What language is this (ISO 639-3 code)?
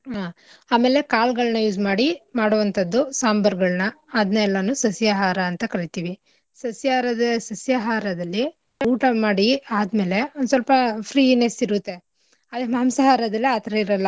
kan